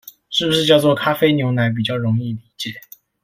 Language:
Chinese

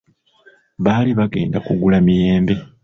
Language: Ganda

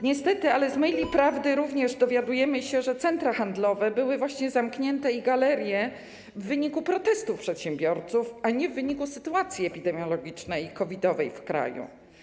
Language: Polish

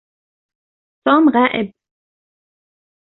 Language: Arabic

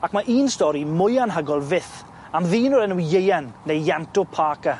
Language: Welsh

